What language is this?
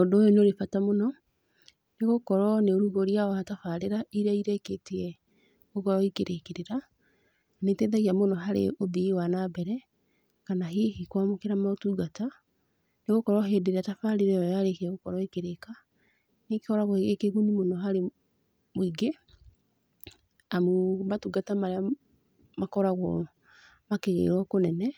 Kikuyu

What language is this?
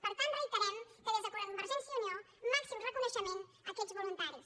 Catalan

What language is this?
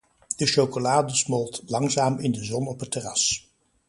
Dutch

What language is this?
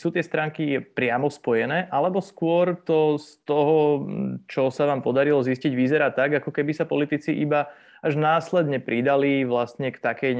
Slovak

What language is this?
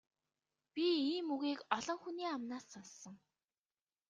Mongolian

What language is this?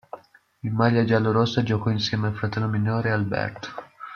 Italian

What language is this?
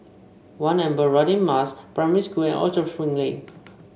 English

